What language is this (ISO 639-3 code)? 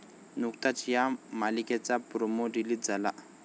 mar